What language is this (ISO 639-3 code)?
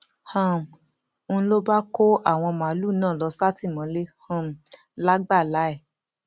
yor